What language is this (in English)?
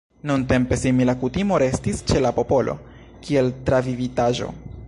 Esperanto